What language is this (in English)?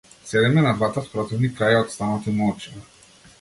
Macedonian